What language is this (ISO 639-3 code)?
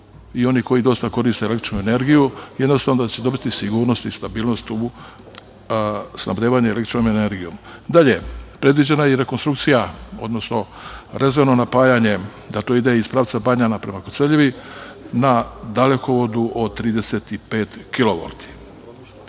srp